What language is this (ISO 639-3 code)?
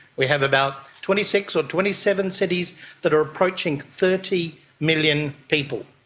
eng